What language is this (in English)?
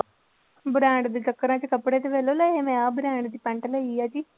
Punjabi